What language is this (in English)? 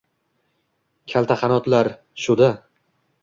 Uzbek